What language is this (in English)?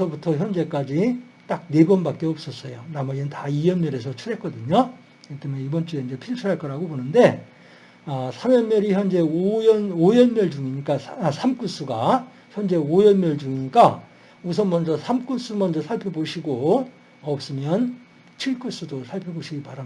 Korean